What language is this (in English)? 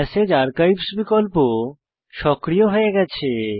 Bangla